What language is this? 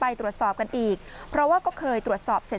Thai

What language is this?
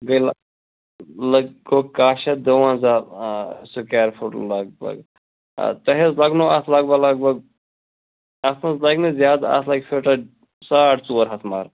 Kashmiri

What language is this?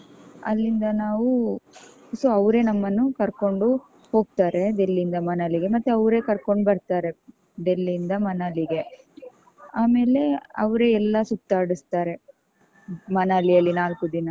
Kannada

